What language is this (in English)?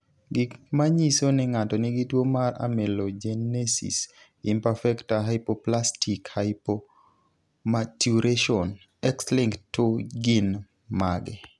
Luo (Kenya and Tanzania)